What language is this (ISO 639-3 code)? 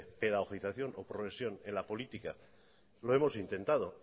spa